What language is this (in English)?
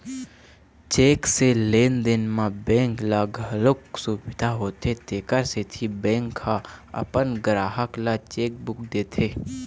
Chhattisgarhi